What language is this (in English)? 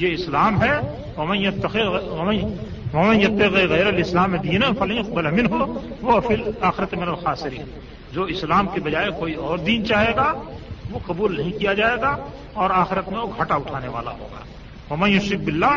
Urdu